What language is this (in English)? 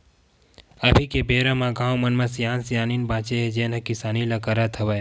Chhattisgarhi